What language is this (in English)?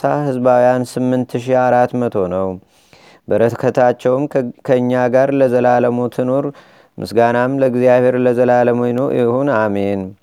Amharic